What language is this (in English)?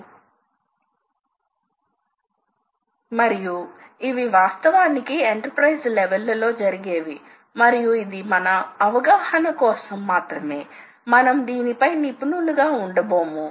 Telugu